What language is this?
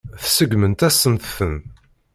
Kabyle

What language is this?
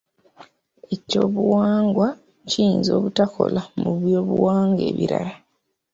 Ganda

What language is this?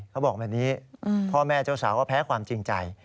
Thai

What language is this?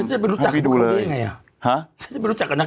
Thai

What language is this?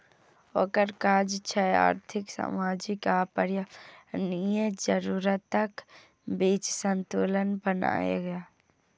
Maithili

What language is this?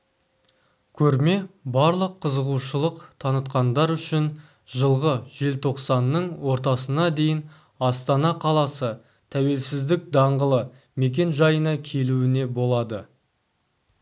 Kazakh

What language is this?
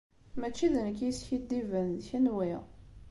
Kabyle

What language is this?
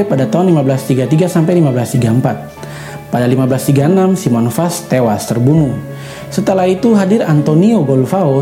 Indonesian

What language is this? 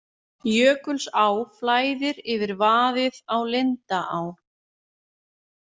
Icelandic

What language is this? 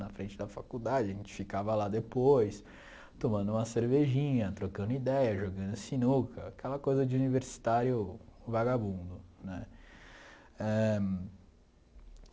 Portuguese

